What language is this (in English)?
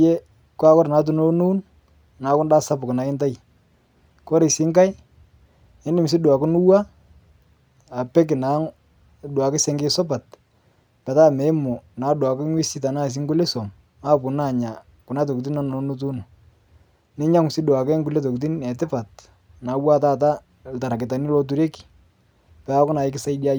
Masai